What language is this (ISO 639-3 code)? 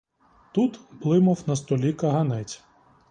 ukr